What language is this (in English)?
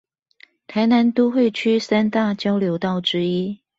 Chinese